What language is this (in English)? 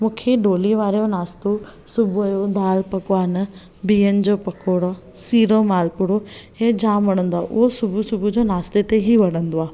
Sindhi